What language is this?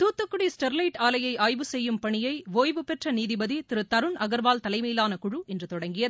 Tamil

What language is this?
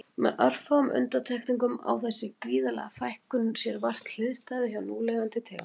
Icelandic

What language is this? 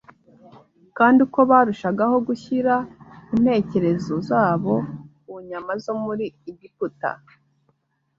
Kinyarwanda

